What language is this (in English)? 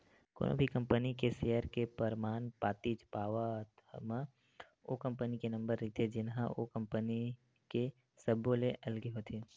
Chhattisgarhi